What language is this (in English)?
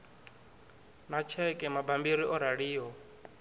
Venda